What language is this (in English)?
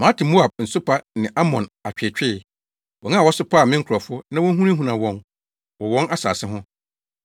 Akan